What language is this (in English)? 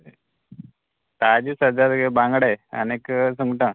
Konkani